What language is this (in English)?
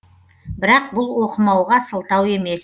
Kazakh